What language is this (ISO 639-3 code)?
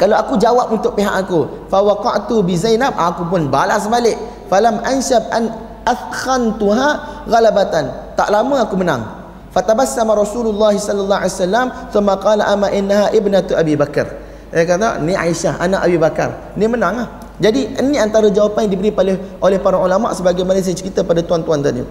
msa